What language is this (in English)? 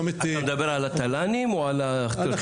Hebrew